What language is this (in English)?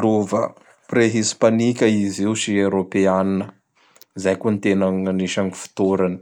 Bara Malagasy